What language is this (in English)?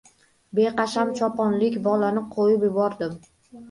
Uzbek